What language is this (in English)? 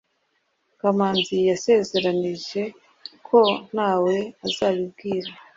Kinyarwanda